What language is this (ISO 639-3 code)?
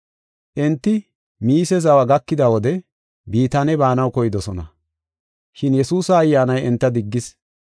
gof